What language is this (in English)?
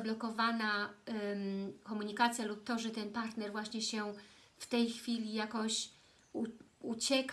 Polish